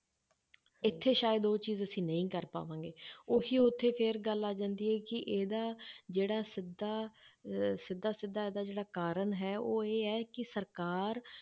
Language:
Punjabi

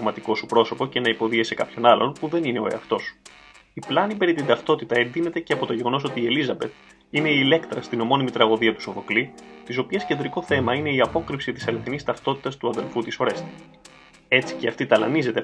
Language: Greek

